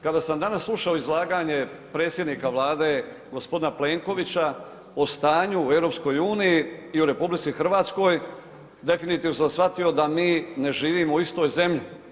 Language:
Croatian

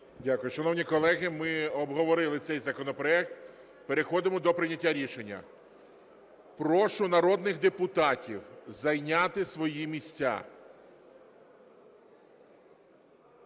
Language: Ukrainian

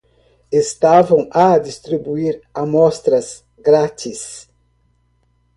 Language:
Portuguese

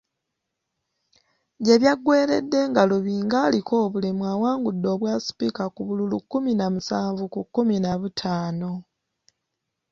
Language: Ganda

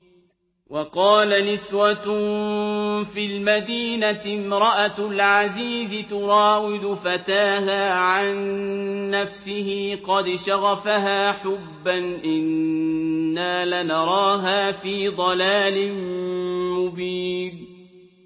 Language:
Arabic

